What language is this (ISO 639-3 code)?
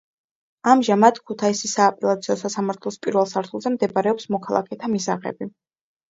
kat